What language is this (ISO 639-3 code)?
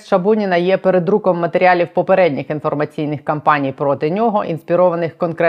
ukr